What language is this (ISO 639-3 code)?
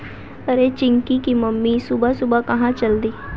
hin